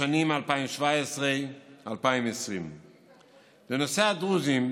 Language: Hebrew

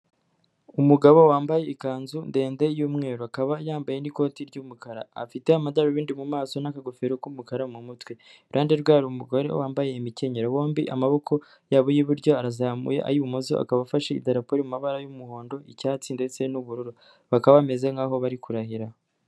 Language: Kinyarwanda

